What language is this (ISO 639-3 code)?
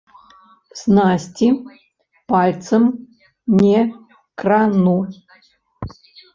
bel